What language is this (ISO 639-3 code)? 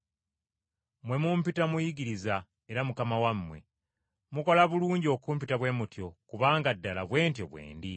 lug